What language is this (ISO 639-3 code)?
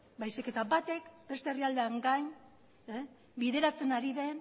eus